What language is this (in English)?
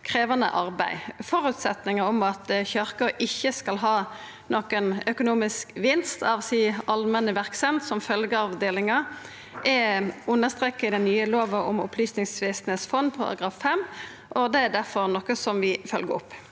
Norwegian